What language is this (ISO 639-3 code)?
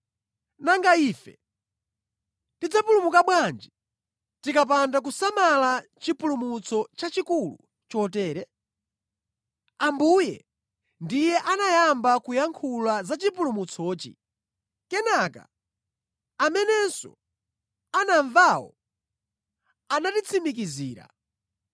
nya